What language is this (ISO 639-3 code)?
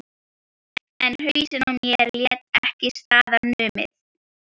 isl